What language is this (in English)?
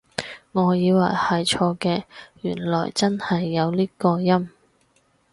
Cantonese